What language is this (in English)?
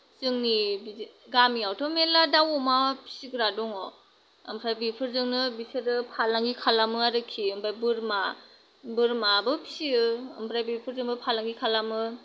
Bodo